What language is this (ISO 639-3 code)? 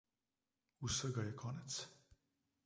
slv